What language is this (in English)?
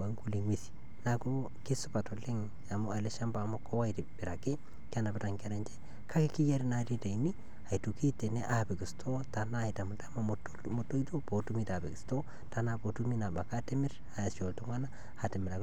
Masai